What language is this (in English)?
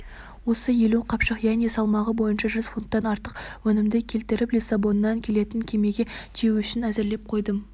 Kazakh